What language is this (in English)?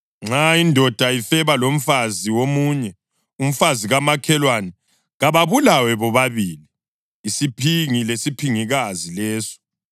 North Ndebele